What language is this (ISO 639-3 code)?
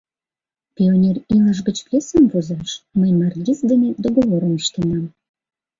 chm